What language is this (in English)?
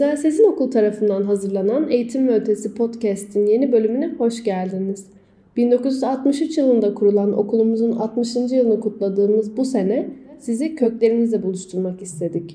Turkish